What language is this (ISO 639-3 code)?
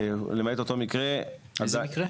heb